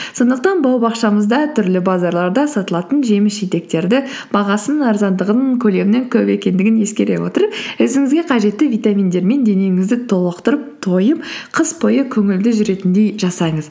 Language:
Kazakh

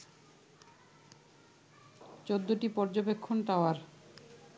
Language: Bangla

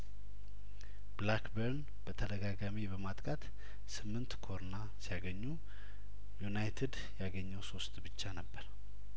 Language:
Amharic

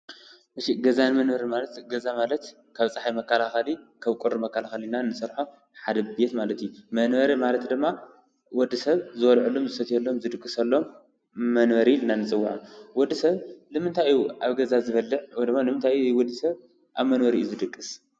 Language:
Tigrinya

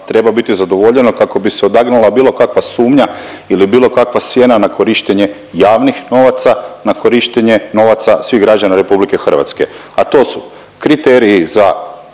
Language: Croatian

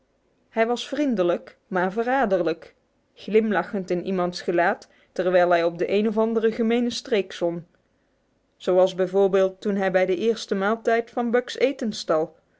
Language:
Dutch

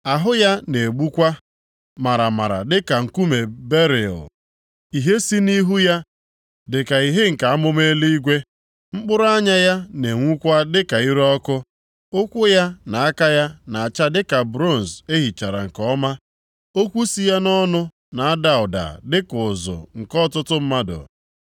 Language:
Igbo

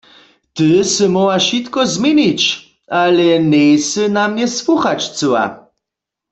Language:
Upper Sorbian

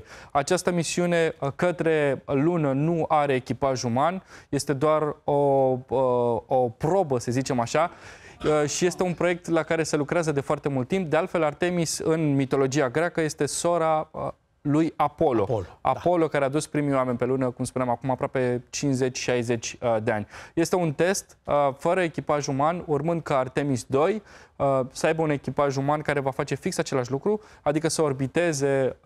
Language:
Romanian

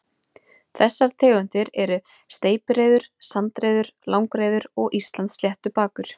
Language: Icelandic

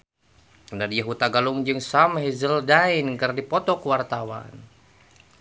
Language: Sundanese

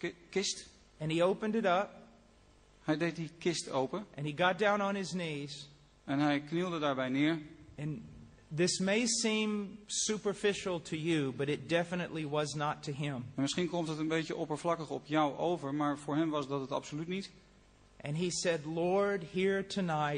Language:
Dutch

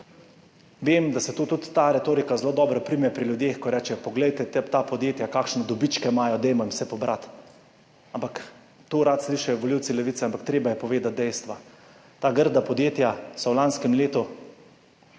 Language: Slovenian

